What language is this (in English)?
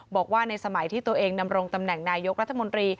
Thai